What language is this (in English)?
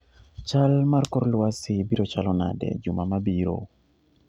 Luo (Kenya and Tanzania)